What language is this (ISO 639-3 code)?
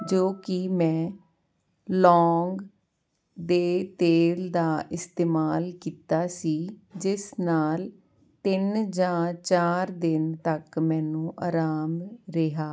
pan